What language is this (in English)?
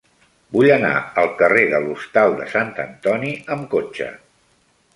Catalan